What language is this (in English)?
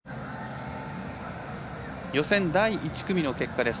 Japanese